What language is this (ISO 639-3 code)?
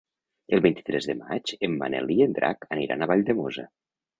cat